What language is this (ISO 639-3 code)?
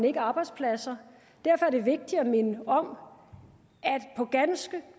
dan